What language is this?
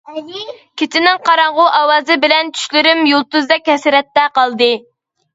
Uyghur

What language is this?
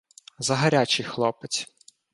Ukrainian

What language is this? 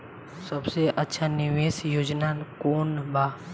Bhojpuri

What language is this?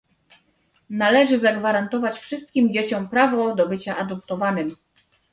Polish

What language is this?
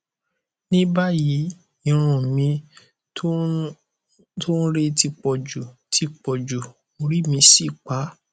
Yoruba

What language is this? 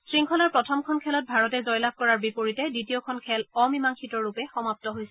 Assamese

